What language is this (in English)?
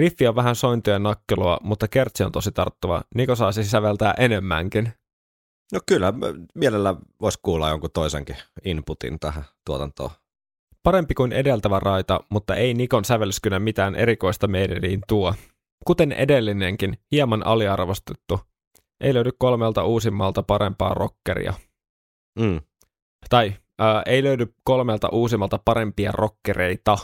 Finnish